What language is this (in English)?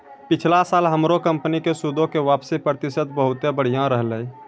Maithili